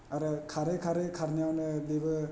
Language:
Bodo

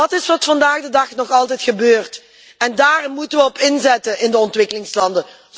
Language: Dutch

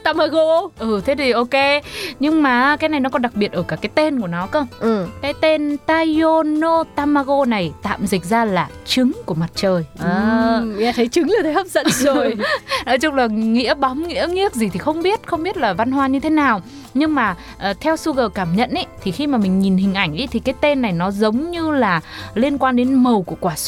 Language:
Vietnamese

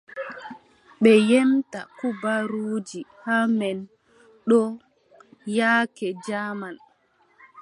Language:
Adamawa Fulfulde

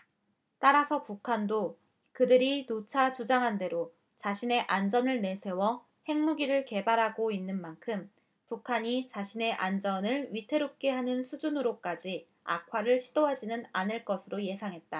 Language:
Korean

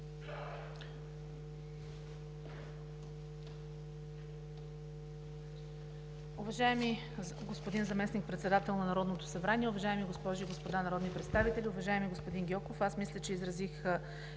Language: Bulgarian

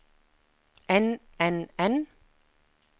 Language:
Norwegian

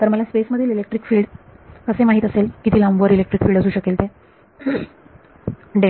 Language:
Marathi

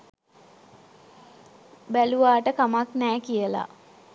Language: Sinhala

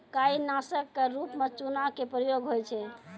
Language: Maithili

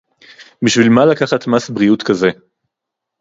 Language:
Hebrew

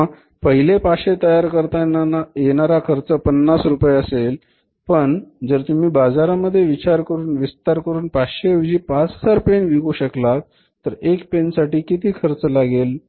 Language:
Marathi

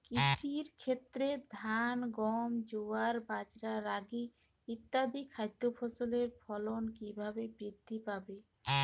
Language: Bangla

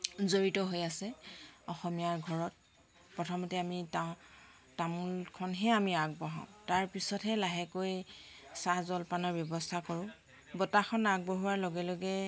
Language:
Assamese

